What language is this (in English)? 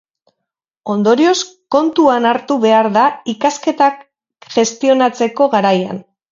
Basque